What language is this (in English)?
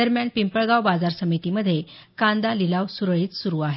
Marathi